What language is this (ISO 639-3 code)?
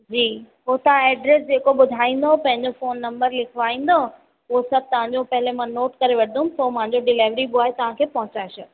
snd